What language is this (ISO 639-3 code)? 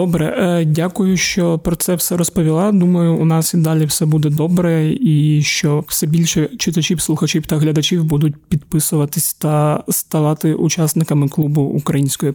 ukr